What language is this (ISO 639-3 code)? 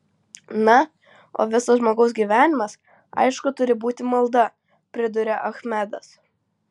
lit